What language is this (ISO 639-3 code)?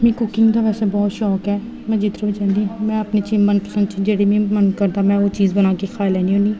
doi